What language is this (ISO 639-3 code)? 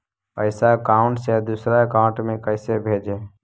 mag